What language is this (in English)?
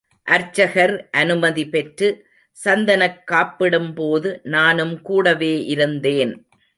Tamil